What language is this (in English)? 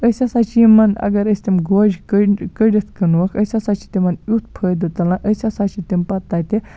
Kashmiri